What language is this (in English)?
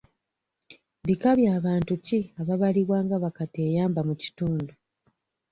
Ganda